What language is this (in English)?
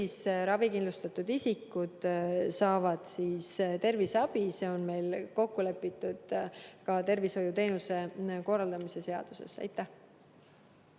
Estonian